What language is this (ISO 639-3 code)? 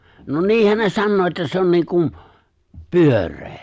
fin